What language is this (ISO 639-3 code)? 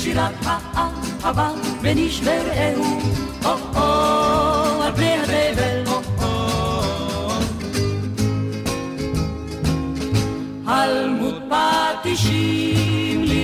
heb